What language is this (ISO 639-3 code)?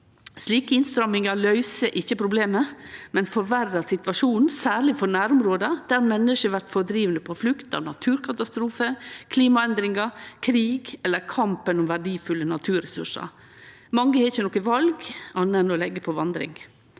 nor